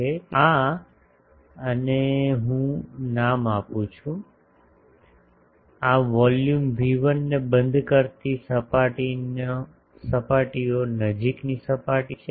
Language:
Gujarati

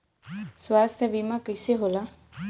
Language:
Bhojpuri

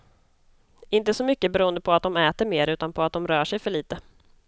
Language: Swedish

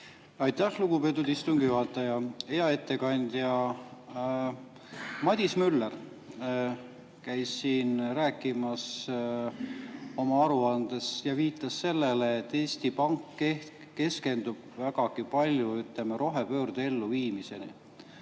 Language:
Estonian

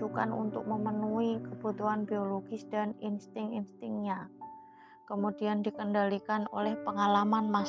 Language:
Indonesian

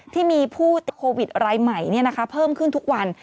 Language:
Thai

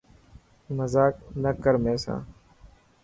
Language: Dhatki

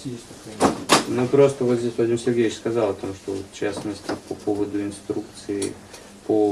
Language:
Russian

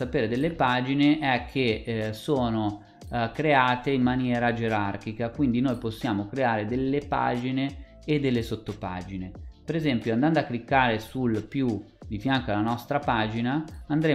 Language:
Italian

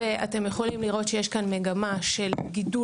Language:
Hebrew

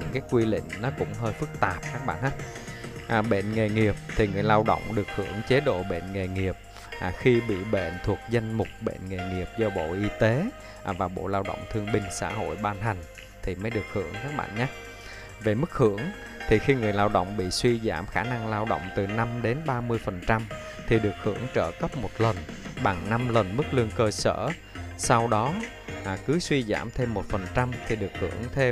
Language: Vietnamese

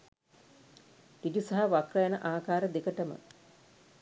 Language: Sinhala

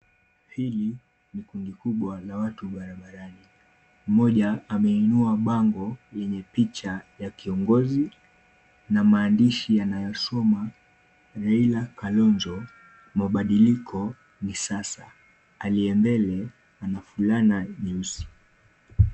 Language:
Swahili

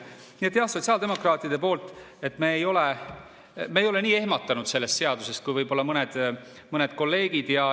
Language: Estonian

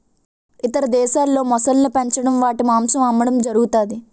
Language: Telugu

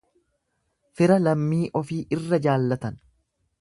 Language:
Oromo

